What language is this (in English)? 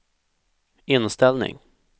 Swedish